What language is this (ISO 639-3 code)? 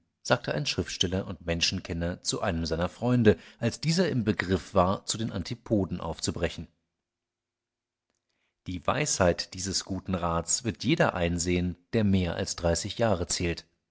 deu